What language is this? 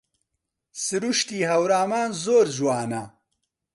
Central Kurdish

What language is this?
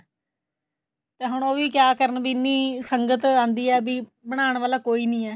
Punjabi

